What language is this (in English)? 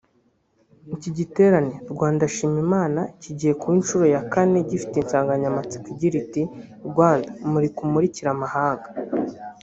Kinyarwanda